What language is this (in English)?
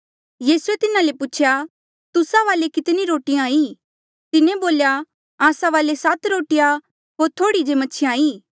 Mandeali